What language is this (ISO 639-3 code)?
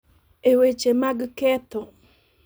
luo